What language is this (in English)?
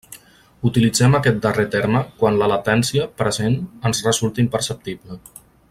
Catalan